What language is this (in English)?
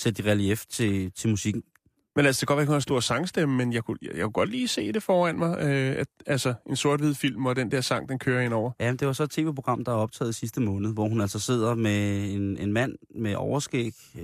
Danish